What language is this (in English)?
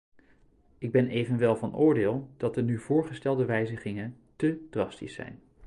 Dutch